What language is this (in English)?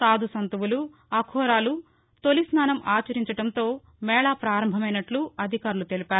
Telugu